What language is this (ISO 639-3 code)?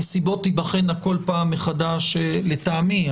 heb